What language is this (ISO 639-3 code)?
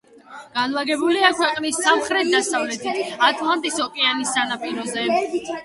kat